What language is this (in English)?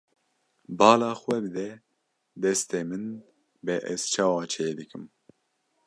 Kurdish